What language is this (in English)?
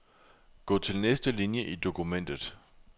Danish